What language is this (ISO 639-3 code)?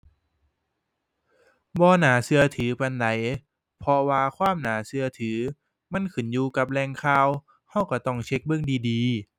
tha